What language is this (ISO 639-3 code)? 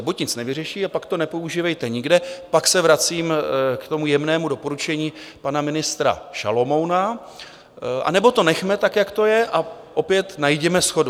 ces